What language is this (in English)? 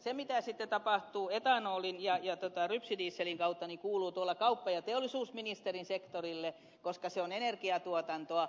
Finnish